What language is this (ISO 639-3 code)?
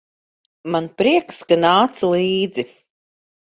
lav